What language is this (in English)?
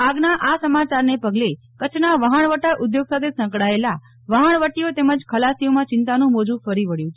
Gujarati